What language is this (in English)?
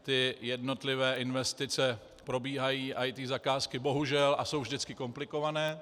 Czech